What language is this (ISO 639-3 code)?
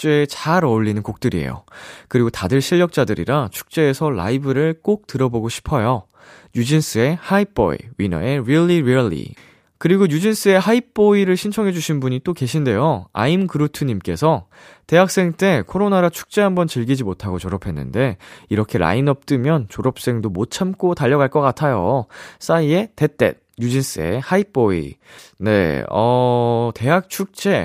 kor